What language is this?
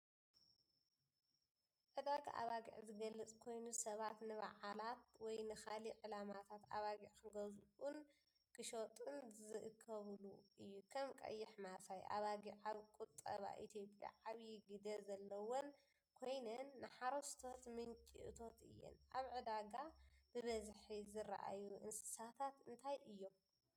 Tigrinya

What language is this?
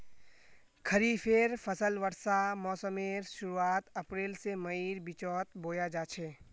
Magahi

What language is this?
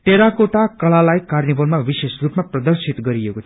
Nepali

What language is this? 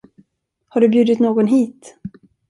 Swedish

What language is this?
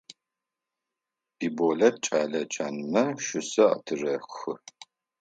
Adyghe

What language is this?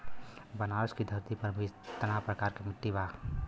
Bhojpuri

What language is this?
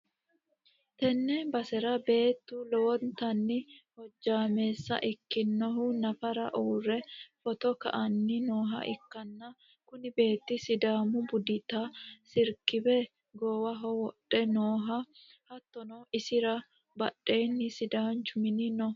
Sidamo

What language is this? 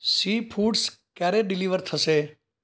Gujarati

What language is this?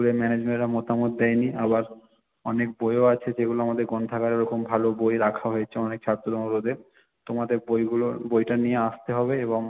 Bangla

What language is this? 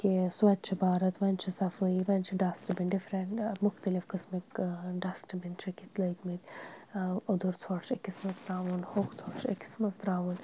Kashmiri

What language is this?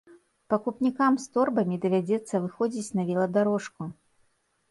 Belarusian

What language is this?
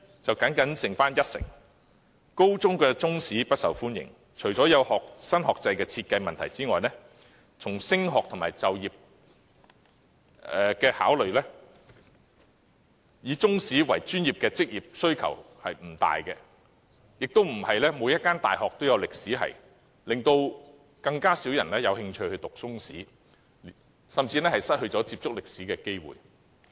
Cantonese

